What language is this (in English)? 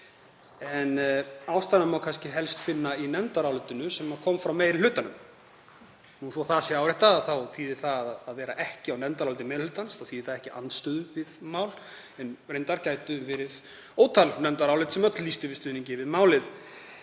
Icelandic